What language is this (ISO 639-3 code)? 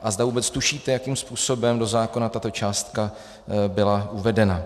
ces